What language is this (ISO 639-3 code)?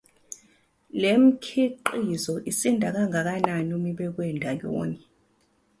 zul